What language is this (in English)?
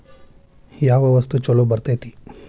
Kannada